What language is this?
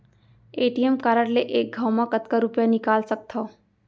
Chhattisgarhi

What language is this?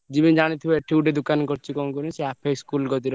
Odia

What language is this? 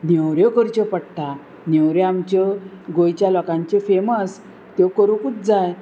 Konkani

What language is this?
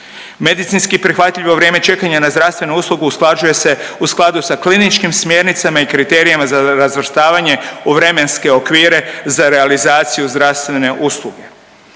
Croatian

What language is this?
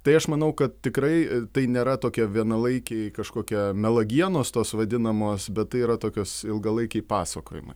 Lithuanian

